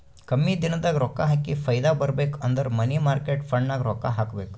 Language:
Kannada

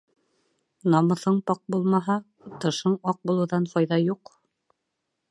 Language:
Bashkir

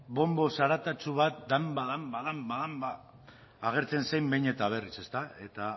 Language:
Basque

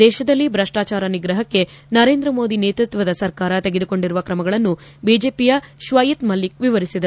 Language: Kannada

